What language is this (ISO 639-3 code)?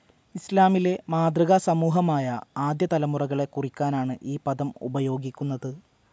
mal